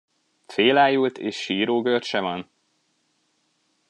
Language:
Hungarian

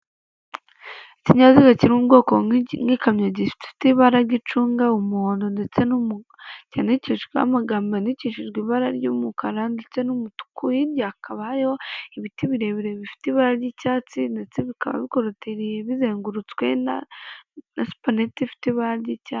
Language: Kinyarwanda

